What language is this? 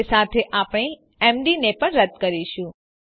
Gujarati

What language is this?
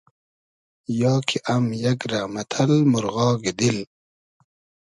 Hazaragi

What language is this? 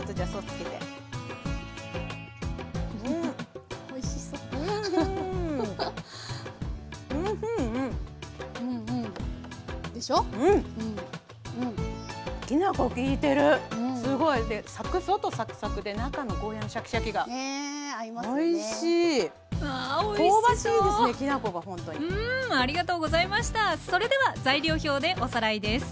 Japanese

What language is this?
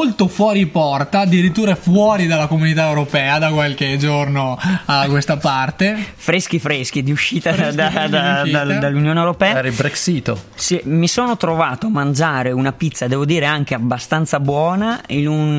Italian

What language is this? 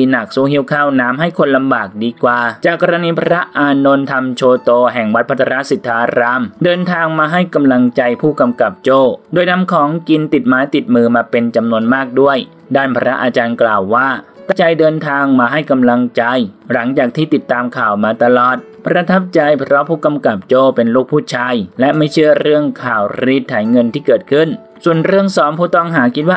Thai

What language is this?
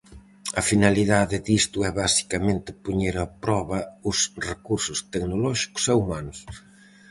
Galician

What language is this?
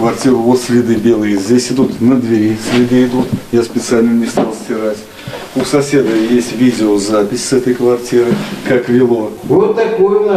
Russian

